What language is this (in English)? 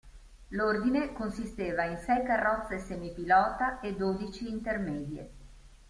Italian